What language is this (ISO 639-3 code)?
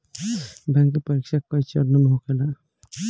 bho